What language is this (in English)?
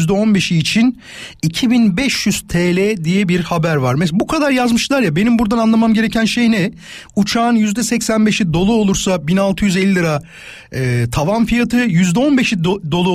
Turkish